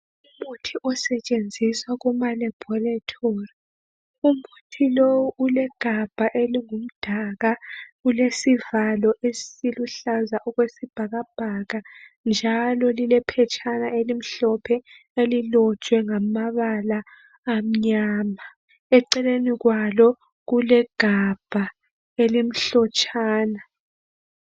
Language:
North Ndebele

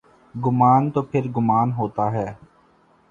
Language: Urdu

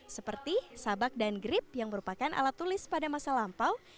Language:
Indonesian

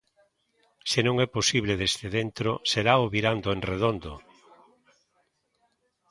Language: Galician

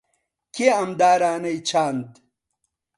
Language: Central Kurdish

